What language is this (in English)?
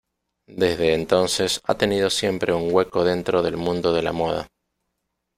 Spanish